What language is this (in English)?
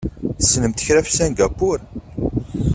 Kabyle